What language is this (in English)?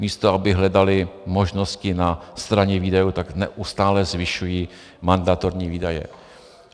Czech